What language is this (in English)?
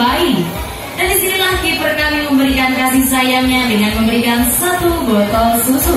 Indonesian